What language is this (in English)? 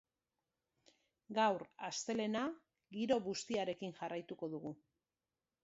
Basque